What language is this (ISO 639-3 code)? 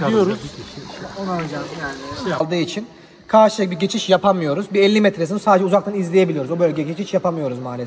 tur